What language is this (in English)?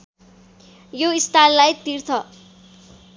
Nepali